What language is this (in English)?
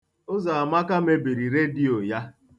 Igbo